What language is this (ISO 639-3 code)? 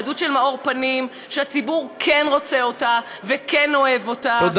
heb